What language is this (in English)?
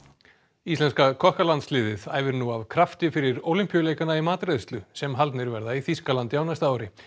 Icelandic